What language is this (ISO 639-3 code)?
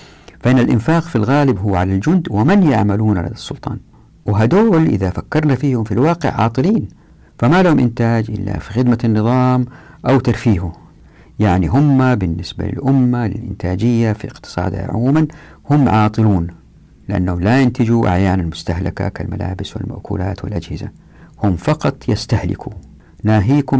ara